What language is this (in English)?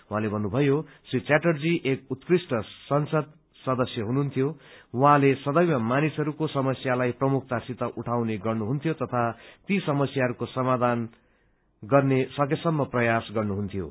Nepali